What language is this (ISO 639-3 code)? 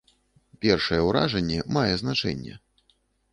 bel